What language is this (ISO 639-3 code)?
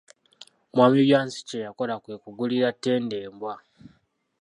lug